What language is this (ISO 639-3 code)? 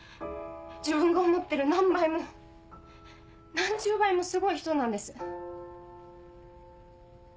jpn